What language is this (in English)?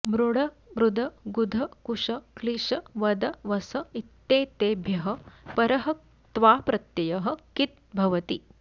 Sanskrit